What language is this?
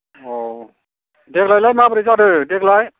Bodo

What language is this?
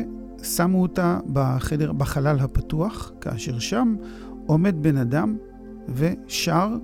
Hebrew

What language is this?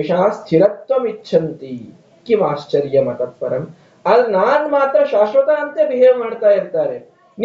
Kannada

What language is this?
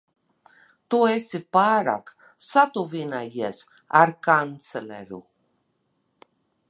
Latvian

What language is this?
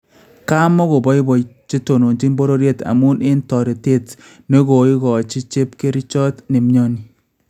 Kalenjin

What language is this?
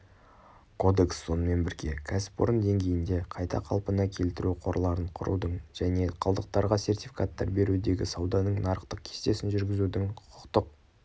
Kazakh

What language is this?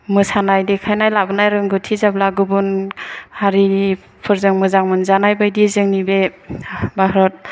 Bodo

